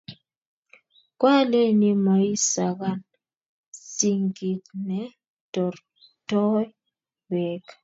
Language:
Kalenjin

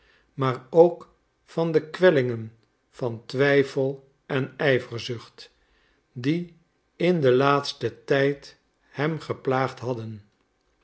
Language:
Dutch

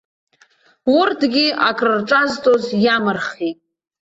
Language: Abkhazian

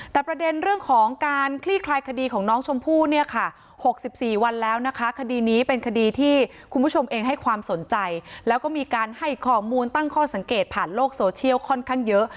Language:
Thai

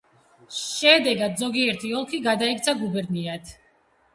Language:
Georgian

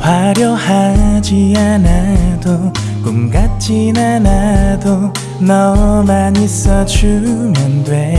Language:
Korean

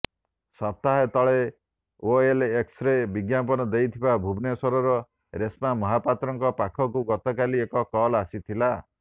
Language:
Odia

